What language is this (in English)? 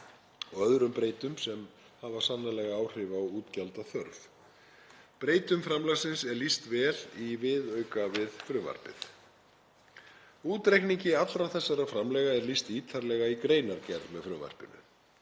Icelandic